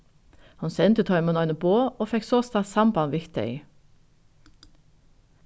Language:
Faroese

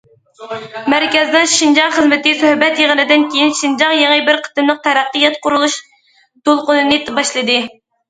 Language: Uyghur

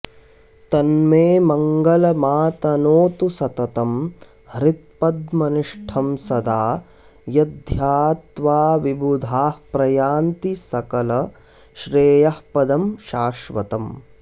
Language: Sanskrit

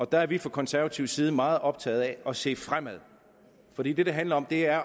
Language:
Danish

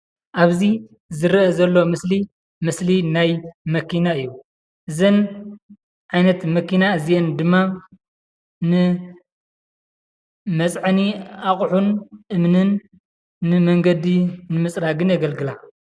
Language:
Tigrinya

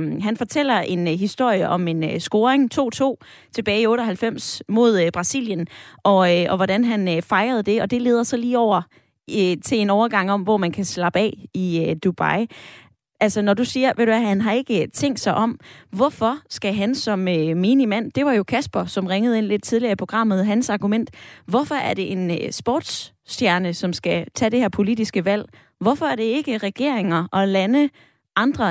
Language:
Danish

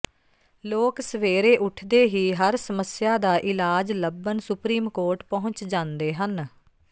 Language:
Punjabi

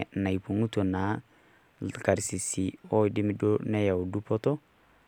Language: Masai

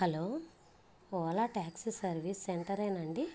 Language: Telugu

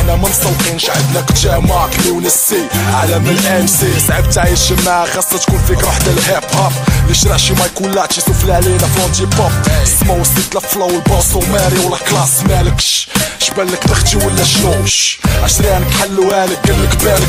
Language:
Arabic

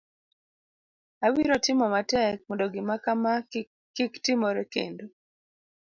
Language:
Luo (Kenya and Tanzania)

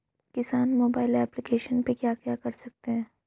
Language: Hindi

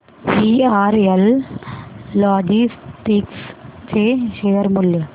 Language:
Marathi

